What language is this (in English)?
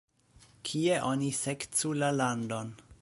Esperanto